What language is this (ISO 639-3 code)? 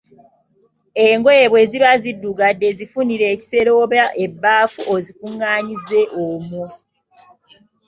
lug